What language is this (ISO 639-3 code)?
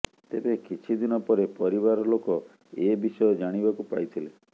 ori